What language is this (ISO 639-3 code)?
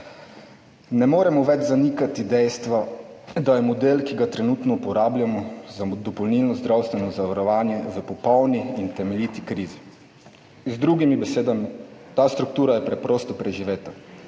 slv